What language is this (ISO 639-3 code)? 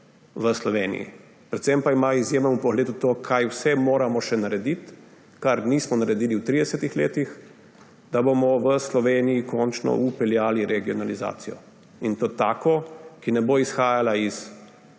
slv